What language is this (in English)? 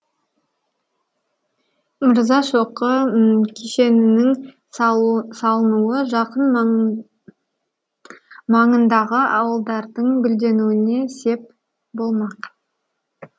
Kazakh